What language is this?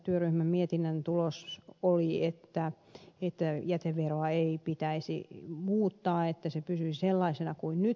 Finnish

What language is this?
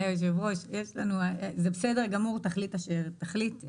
Hebrew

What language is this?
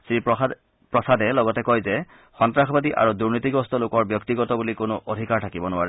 Assamese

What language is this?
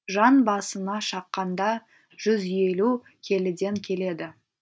Kazakh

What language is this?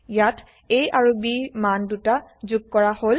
Assamese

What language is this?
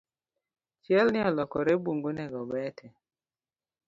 Luo (Kenya and Tanzania)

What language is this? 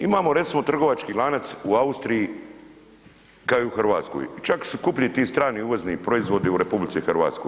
Croatian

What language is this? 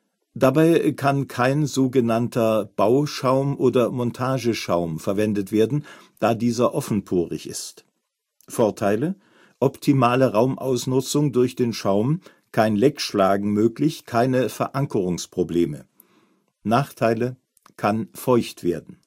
German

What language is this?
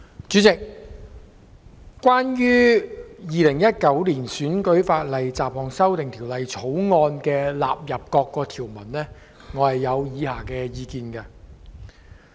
Cantonese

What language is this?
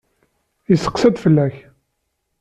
Kabyle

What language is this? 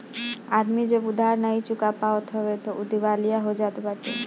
Bhojpuri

